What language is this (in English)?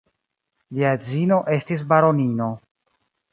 Esperanto